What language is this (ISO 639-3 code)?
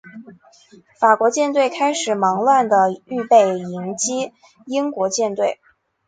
zho